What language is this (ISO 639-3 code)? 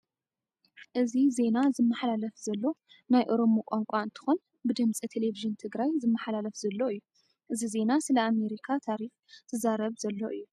tir